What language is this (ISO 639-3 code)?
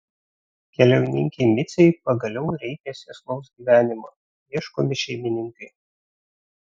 lit